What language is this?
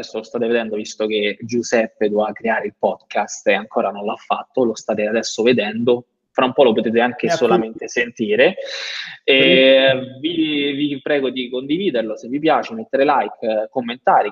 Italian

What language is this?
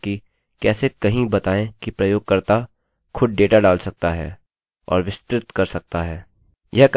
Hindi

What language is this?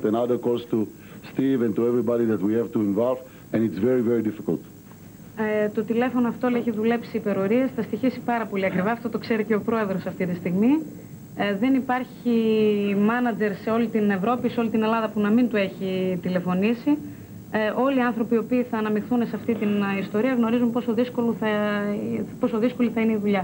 Greek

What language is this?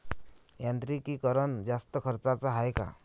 Marathi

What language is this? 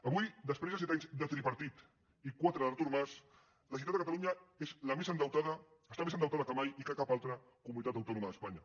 Catalan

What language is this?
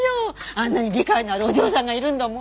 Japanese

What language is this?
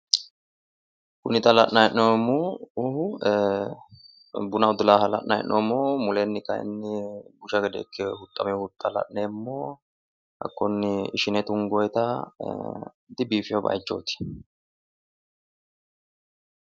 Sidamo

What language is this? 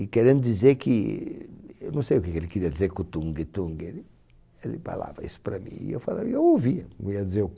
Portuguese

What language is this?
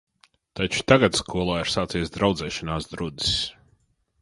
Latvian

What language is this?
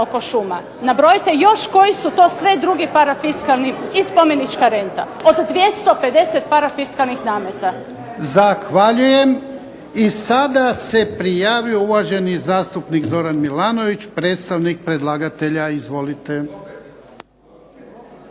Croatian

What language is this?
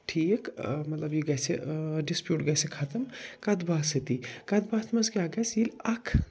Kashmiri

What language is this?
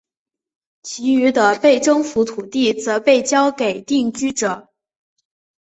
Chinese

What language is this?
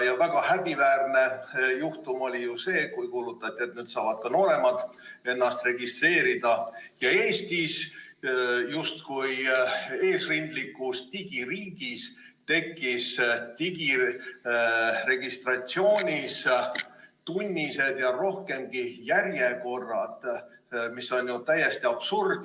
Estonian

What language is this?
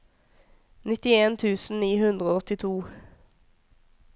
Norwegian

